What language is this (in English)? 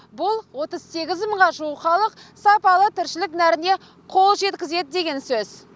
Kazakh